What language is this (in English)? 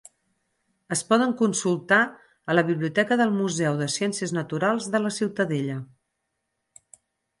Catalan